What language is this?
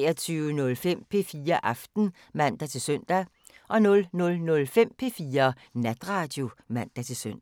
Danish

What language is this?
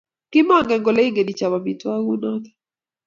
Kalenjin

